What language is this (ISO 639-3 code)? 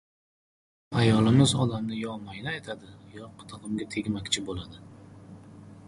uzb